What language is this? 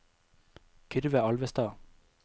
Norwegian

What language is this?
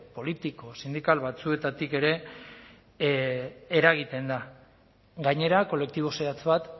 Basque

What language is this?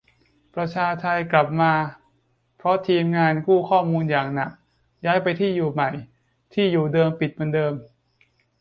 Thai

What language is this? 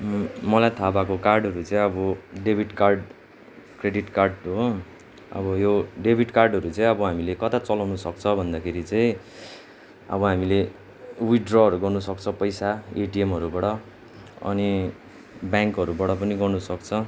Nepali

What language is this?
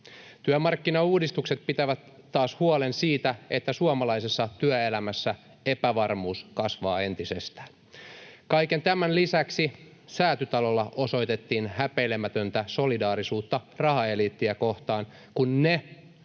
Finnish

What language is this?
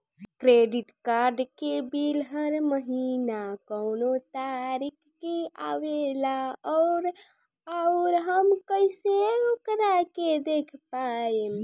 Bhojpuri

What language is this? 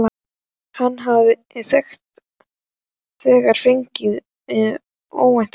Icelandic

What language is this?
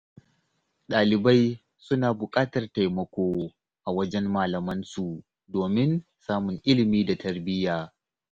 Hausa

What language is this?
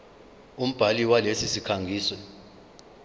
Zulu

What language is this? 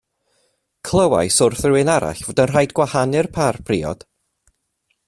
Welsh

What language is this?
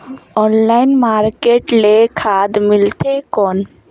Chhattisgarhi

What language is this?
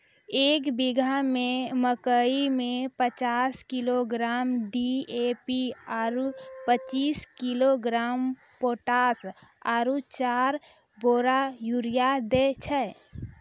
Maithili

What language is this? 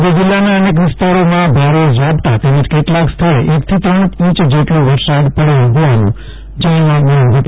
Gujarati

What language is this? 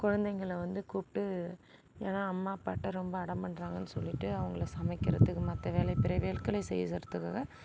Tamil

